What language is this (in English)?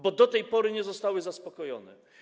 Polish